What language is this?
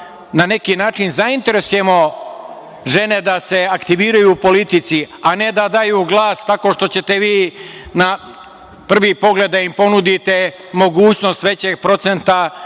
Serbian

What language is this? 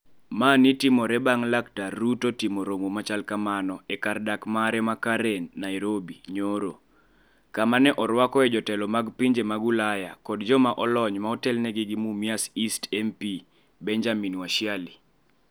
Luo (Kenya and Tanzania)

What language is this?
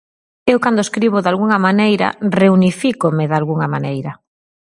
Galician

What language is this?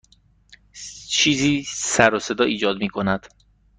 Persian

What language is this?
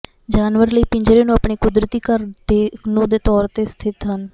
Punjabi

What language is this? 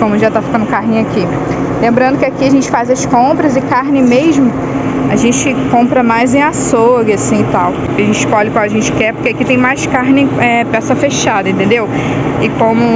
Portuguese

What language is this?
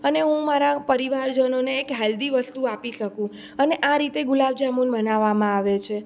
Gujarati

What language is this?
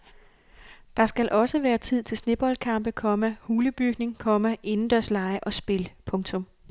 Danish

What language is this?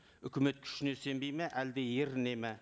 Kazakh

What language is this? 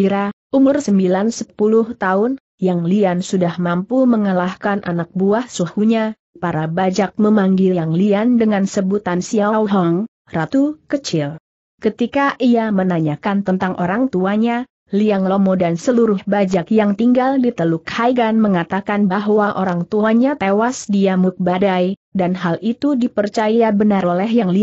Indonesian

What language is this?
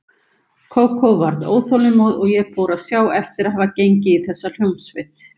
Icelandic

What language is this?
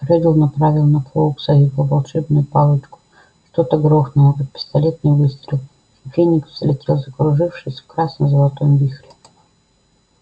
Russian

